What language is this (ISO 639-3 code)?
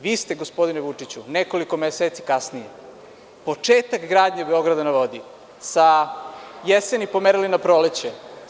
srp